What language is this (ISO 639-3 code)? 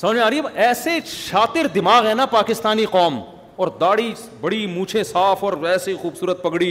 urd